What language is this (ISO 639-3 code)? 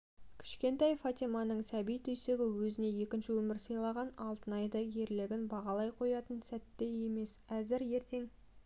kaz